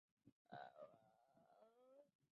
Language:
Chinese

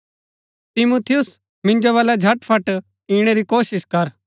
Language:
Gaddi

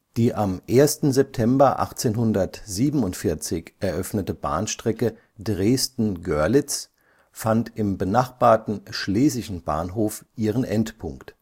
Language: German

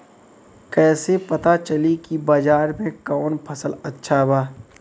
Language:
Bhojpuri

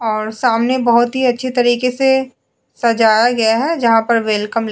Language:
Hindi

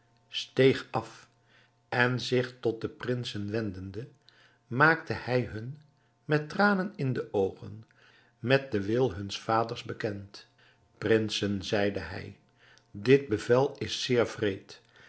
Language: Dutch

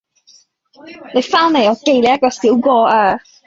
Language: Cantonese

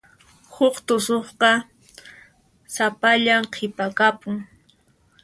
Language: Puno Quechua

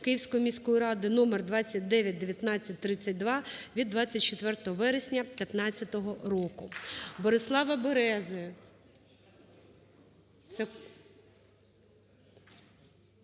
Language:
Ukrainian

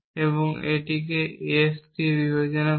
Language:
Bangla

